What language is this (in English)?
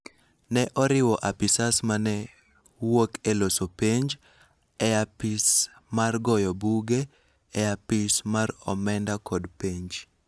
Luo (Kenya and Tanzania)